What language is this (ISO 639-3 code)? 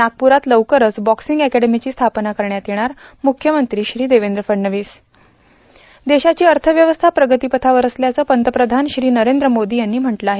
mar